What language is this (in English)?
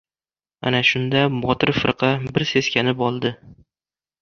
Uzbek